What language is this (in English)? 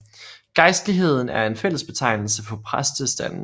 Danish